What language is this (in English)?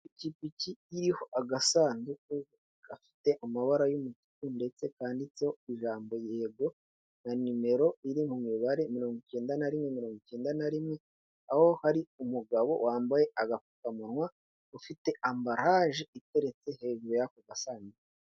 Kinyarwanda